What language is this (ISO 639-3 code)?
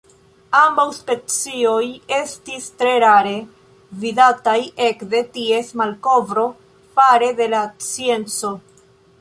epo